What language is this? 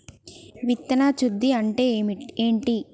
Telugu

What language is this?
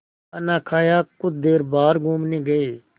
Hindi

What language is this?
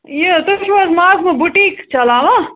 Kashmiri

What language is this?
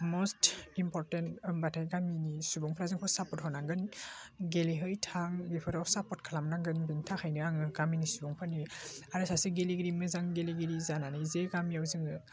Bodo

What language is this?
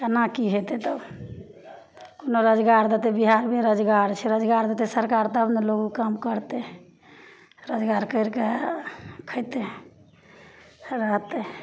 Maithili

